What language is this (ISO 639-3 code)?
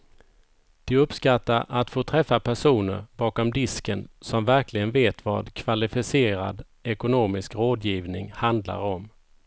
swe